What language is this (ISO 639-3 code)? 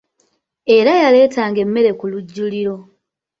lug